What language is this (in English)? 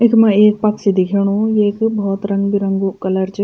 Garhwali